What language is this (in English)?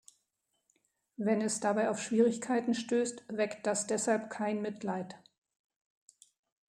German